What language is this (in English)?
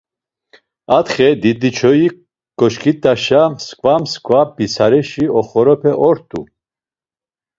Laz